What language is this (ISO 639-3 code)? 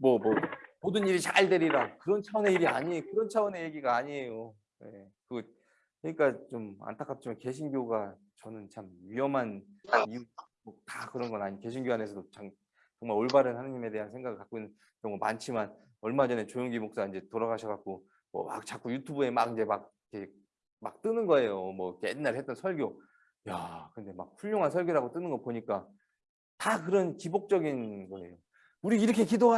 kor